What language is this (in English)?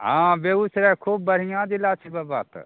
Maithili